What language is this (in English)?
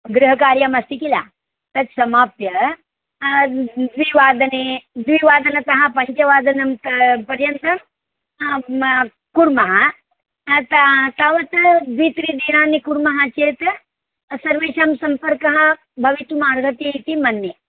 Sanskrit